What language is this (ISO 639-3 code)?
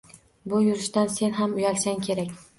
uzb